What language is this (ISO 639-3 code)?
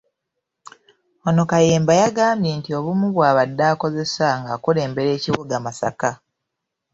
lug